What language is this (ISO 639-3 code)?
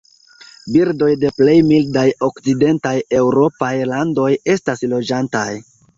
epo